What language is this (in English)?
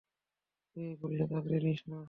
Bangla